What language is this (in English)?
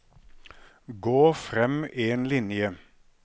Norwegian